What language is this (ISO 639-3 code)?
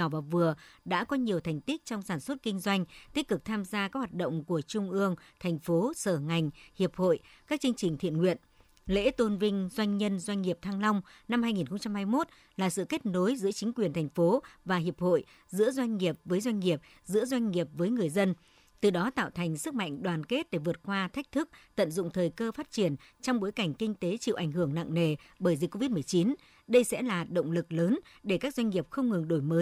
vie